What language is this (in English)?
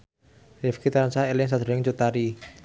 Javanese